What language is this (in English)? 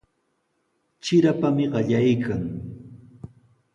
Sihuas Ancash Quechua